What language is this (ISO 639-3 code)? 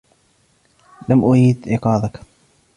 ara